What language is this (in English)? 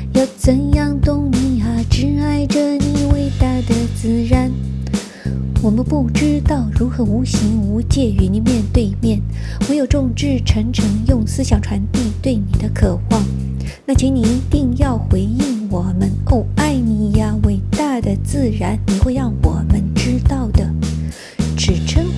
Chinese